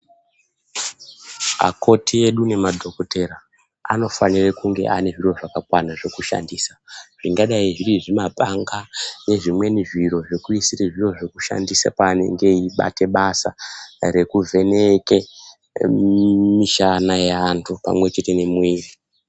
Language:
Ndau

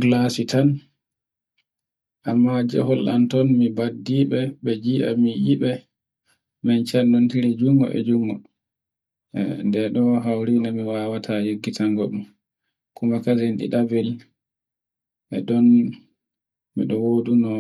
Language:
Borgu Fulfulde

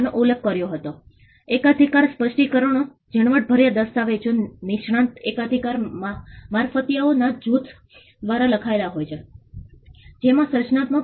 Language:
Gujarati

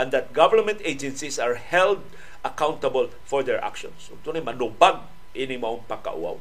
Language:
Filipino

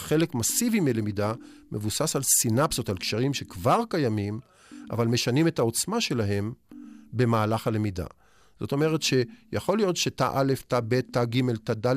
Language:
Hebrew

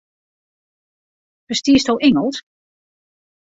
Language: Western Frisian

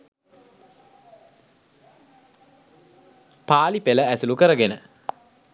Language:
Sinhala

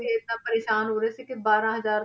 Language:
Punjabi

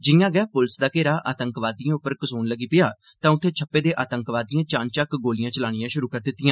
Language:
Dogri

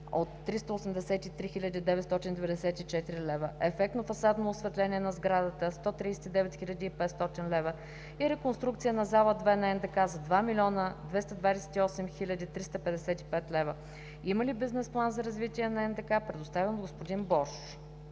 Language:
Bulgarian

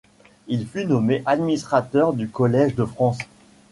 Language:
French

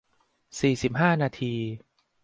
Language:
Thai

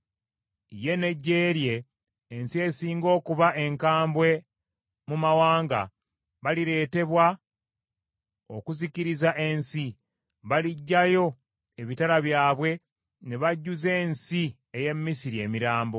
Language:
Ganda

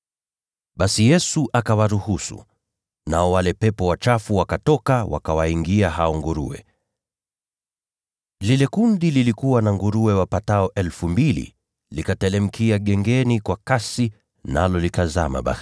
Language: Swahili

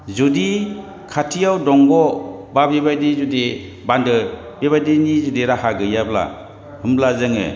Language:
Bodo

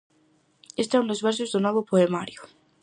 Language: Galician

